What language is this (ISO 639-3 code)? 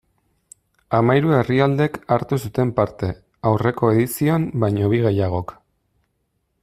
eus